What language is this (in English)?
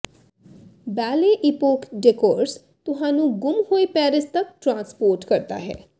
Punjabi